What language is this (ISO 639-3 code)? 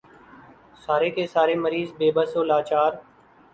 urd